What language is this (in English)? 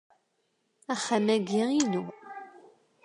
Kabyle